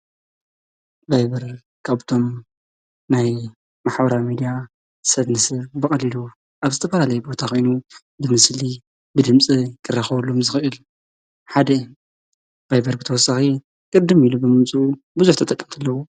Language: Tigrinya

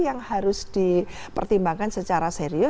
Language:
Indonesian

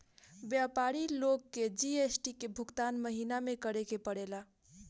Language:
Bhojpuri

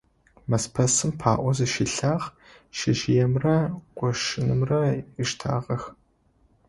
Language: Adyghe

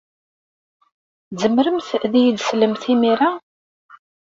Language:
Kabyle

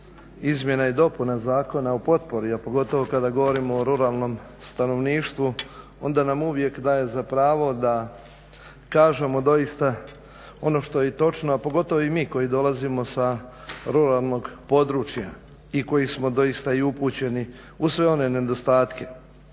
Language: Croatian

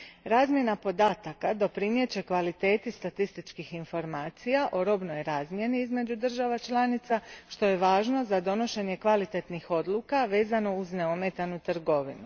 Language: Croatian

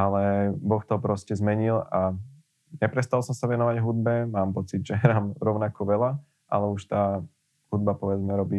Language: Slovak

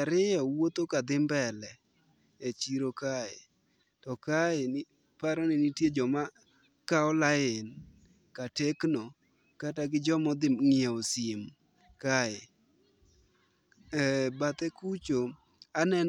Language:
Luo (Kenya and Tanzania)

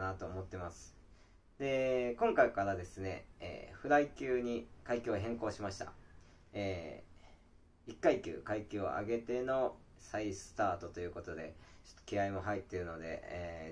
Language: Japanese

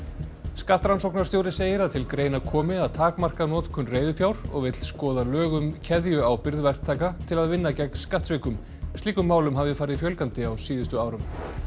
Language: Icelandic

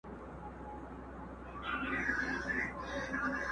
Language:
Pashto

